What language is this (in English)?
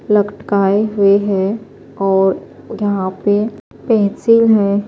Urdu